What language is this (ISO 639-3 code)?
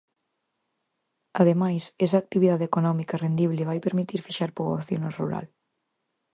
glg